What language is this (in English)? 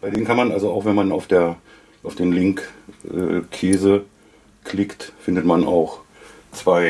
German